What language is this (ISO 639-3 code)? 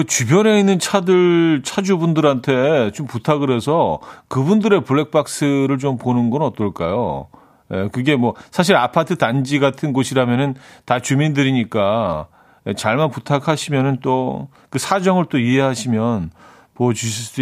kor